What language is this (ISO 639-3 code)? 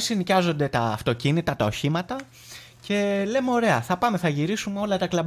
ell